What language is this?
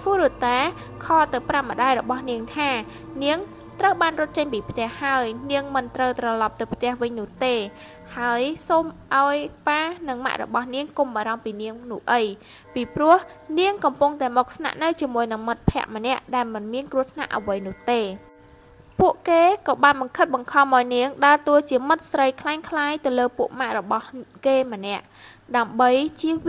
Thai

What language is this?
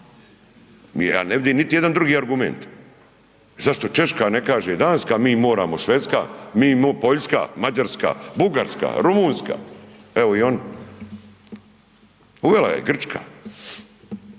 Croatian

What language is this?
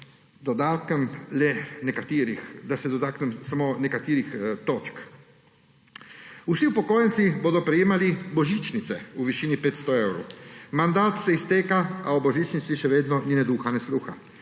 Slovenian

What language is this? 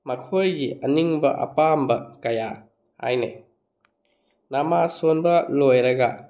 Manipuri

